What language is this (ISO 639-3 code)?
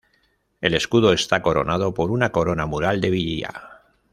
spa